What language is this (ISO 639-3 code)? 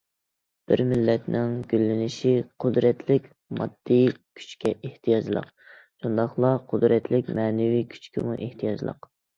uig